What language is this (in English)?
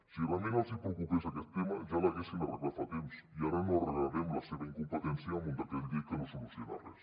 Catalan